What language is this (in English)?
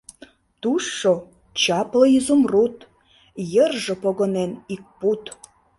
Mari